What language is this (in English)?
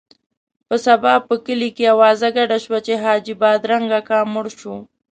Pashto